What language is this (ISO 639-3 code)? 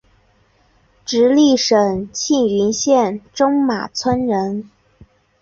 zho